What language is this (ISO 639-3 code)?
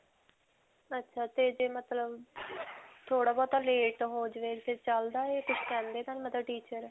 pan